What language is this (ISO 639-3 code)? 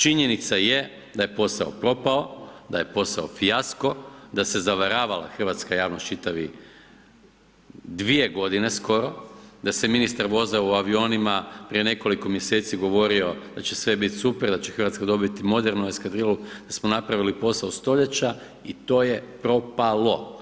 hrv